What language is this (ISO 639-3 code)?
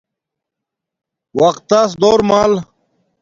dmk